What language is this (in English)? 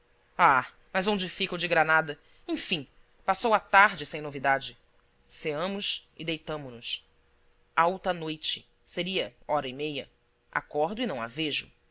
Portuguese